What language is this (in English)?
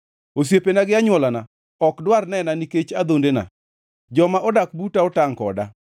Luo (Kenya and Tanzania)